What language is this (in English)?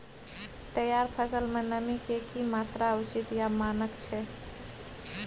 Maithili